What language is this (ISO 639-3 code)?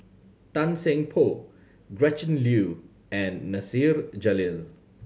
eng